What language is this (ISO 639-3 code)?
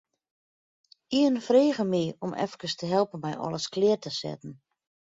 fry